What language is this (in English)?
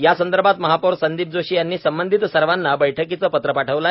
Marathi